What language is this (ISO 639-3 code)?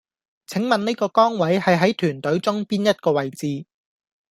yue